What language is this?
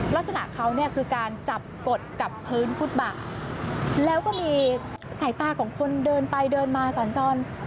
Thai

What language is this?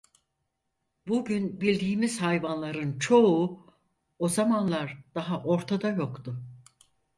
Turkish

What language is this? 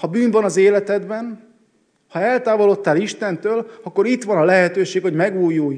Hungarian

